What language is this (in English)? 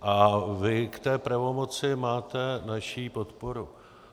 Czech